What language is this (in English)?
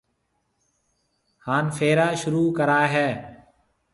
Marwari (Pakistan)